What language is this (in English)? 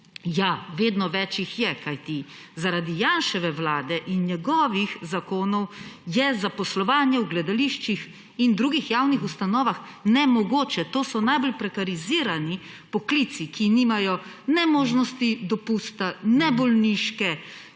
Slovenian